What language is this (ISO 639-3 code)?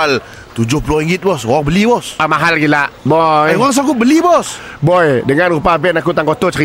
msa